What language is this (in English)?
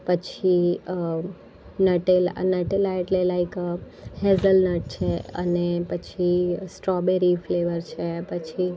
Gujarati